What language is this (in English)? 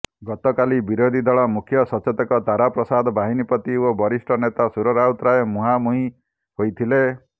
Odia